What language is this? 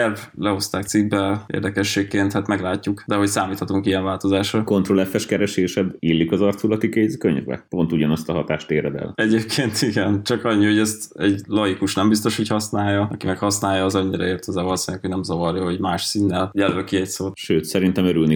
Hungarian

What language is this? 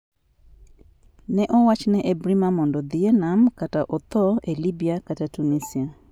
Luo (Kenya and Tanzania)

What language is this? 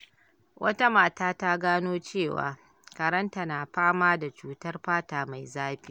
Hausa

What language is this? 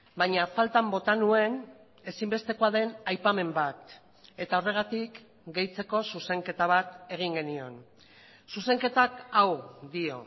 Basque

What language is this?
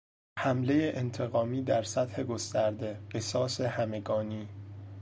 Persian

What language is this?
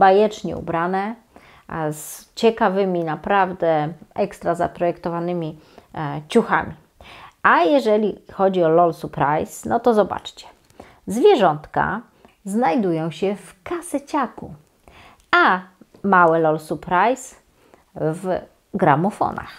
Polish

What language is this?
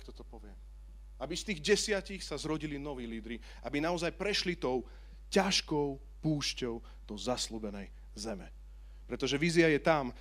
Slovak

